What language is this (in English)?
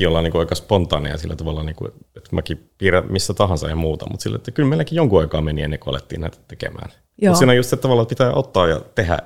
Finnish